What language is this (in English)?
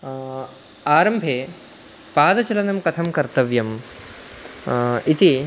Sanskrit